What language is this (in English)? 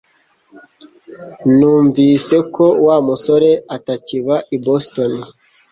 Kinyarwanda